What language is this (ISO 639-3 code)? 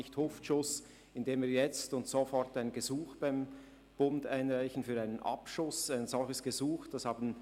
gsw